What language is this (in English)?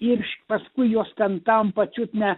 Lithuanian